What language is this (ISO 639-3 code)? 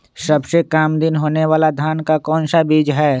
mag